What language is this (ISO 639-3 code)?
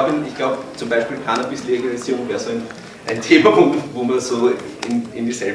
deu